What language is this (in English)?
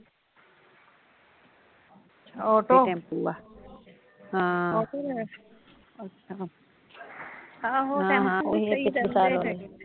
Punjabi